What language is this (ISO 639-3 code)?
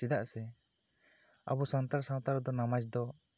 sat